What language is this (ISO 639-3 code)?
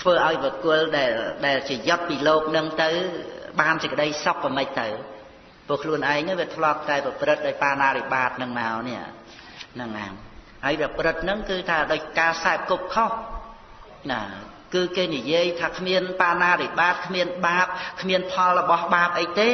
khm